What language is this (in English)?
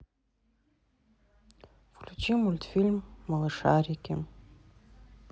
Russian